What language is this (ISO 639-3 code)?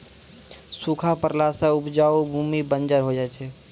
mai